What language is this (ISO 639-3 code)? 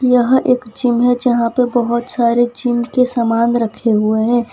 hin